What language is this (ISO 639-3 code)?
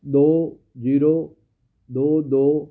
pan